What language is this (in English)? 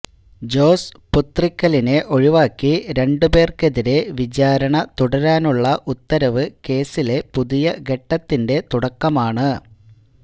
Malayalam